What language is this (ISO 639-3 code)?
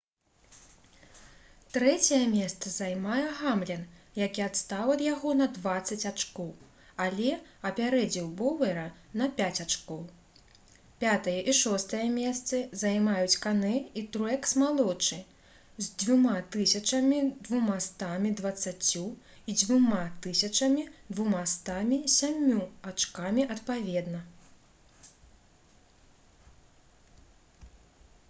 bel